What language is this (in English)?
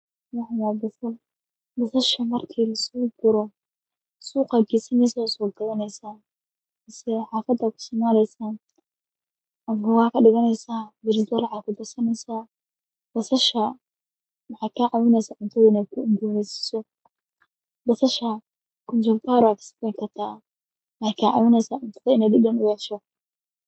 Somali